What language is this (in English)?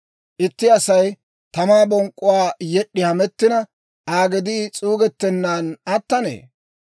Dawro